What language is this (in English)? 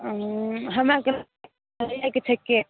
Maithili